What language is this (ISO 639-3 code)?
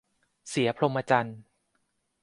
tha